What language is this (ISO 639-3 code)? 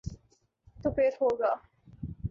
urd